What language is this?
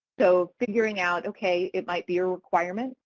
English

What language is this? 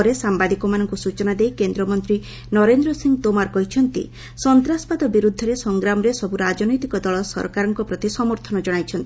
Odia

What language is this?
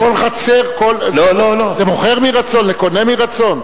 Hebrew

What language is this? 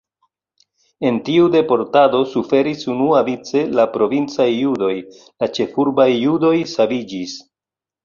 Esperanto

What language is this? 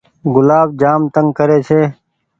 Goaria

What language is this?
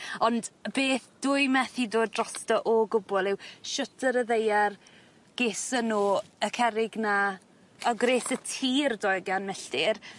Welsh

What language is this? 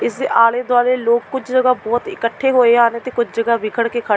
Punjabi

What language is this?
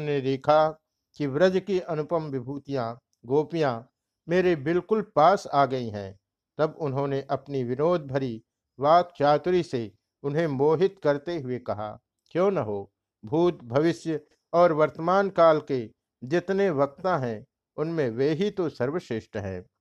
Hindi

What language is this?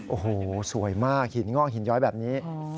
Thai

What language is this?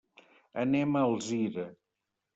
Catalan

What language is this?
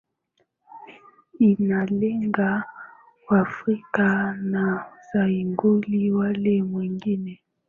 Swahili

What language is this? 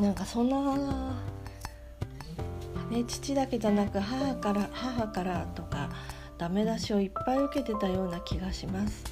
Japanese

